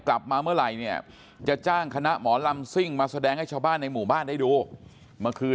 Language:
Thai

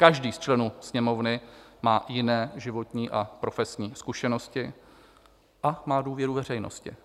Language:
Czech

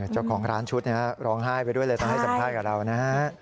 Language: Thai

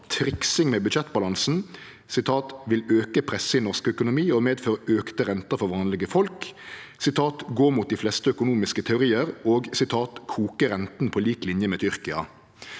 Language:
Norwegian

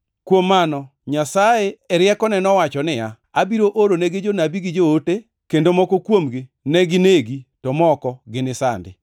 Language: Luo (Kenya and Tanzania)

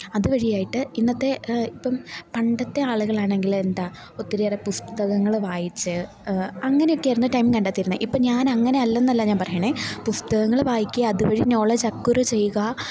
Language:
Malayalam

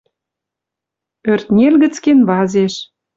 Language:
Western Mari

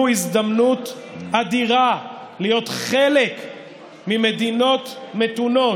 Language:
Hebrew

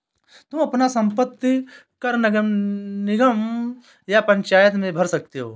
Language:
Hindi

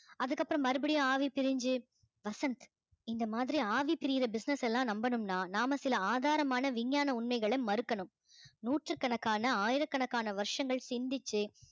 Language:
Tamil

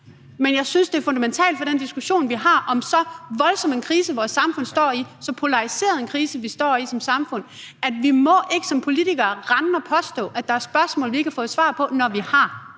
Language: Danish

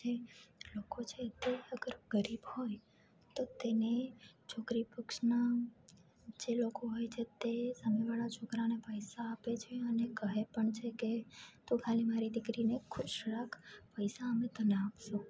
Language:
Gujarati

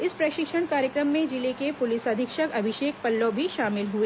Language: Hindi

